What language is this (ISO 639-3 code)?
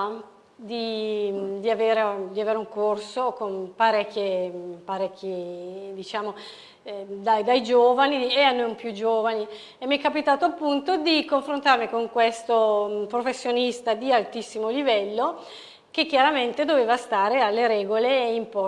ita